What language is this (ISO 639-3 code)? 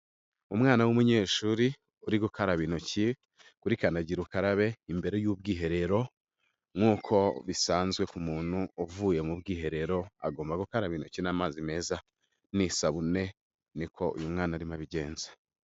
kin